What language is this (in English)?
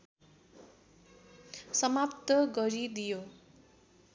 Nepali